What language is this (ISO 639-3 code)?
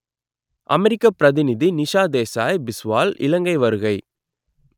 tam